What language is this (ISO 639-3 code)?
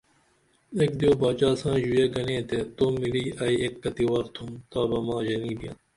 dml